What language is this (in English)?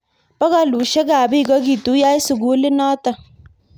Kalenjin